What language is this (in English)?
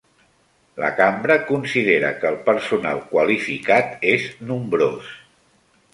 Catalan